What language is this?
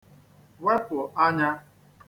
Igbo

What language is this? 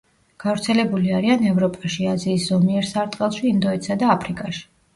Georgian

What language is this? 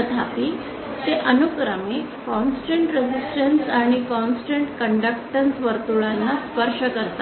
Marathi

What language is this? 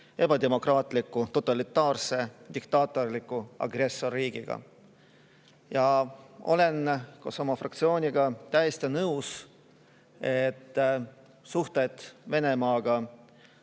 Estonian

